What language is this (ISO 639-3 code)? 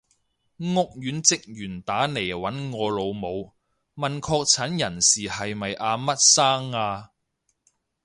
yue